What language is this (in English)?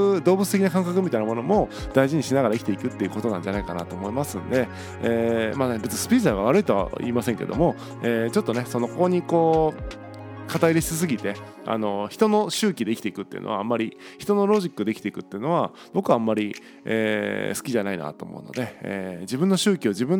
Japanese